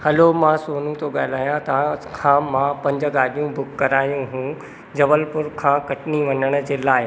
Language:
Sindhi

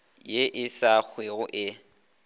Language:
Northern Sotho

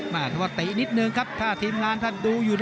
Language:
Thai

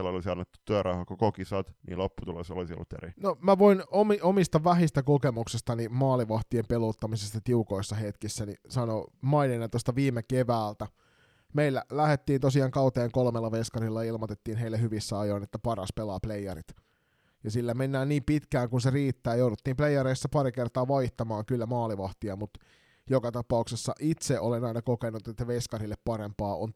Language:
Finnish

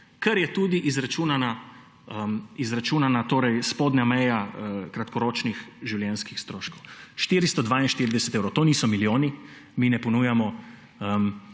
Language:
Slovenian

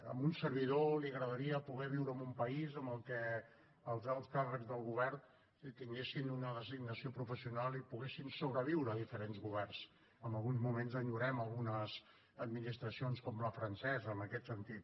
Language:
Catalan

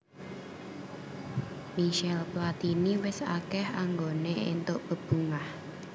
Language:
Javanese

